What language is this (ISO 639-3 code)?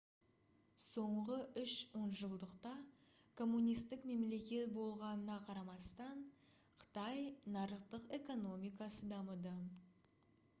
kaz